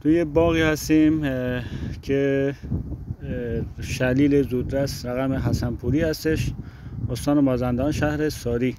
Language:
Persian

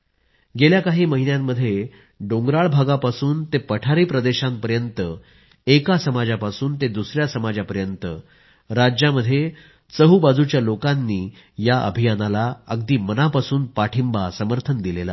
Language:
Marathi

